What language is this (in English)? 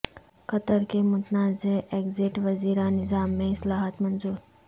Urdu